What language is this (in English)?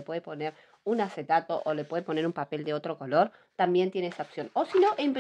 Spanish